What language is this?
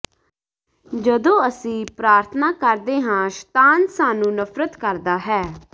Punjabi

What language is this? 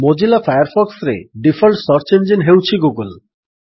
Odia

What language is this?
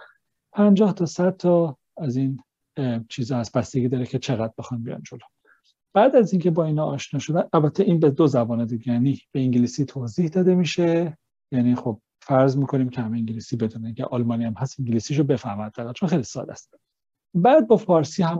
Persian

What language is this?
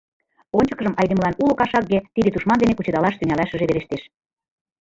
Mari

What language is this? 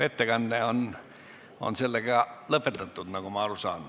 Estonian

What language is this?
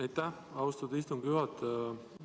Estonian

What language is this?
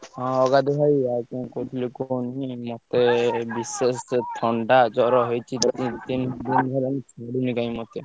Odia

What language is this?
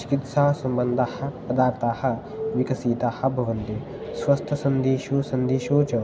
Sanskrit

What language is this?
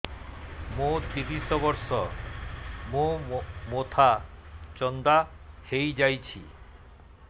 Odia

